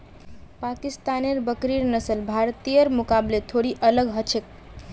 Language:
Magahi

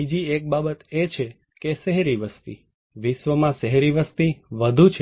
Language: Gujarati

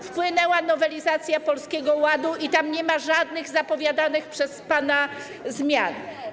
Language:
Polish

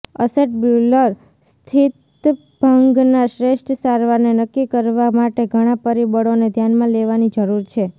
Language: Gujarati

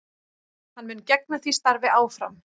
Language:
Icelandic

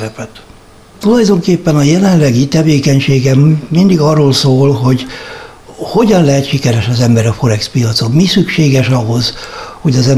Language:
Hungarian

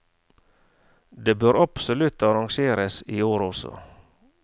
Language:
Norwegian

